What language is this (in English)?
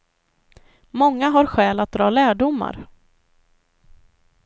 Swedish